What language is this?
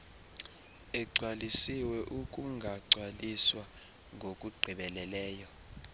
Xhosa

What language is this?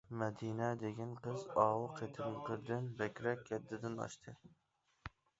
Uyghur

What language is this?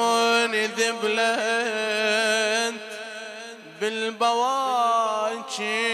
Arabic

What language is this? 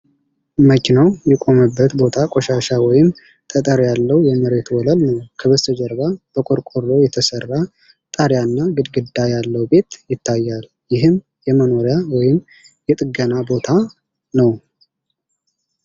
Amharic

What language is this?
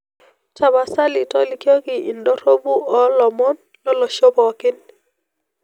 Masai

